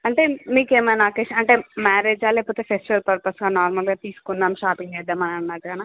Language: Telugu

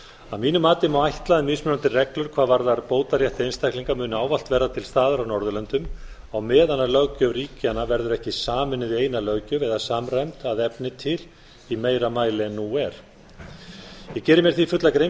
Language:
Icelandic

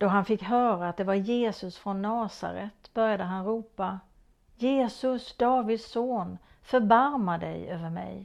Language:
Swedish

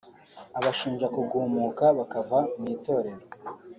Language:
Kinyarwanda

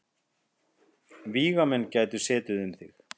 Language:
Icelandic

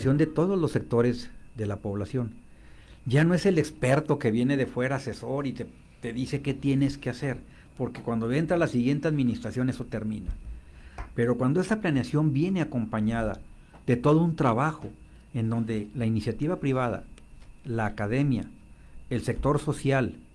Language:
Spanish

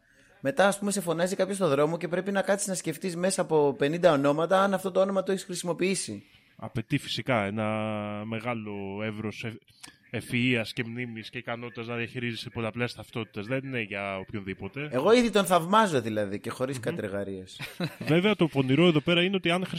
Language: Greek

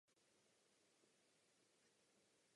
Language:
Czech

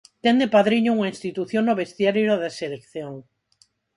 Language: Galician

